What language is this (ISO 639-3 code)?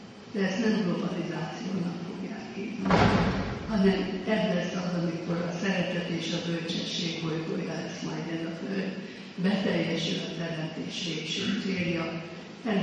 hun